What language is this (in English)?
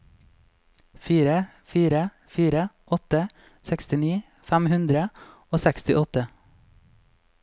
Norwegian